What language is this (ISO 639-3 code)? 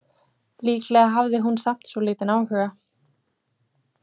isl